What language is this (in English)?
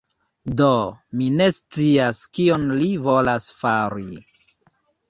Esperanto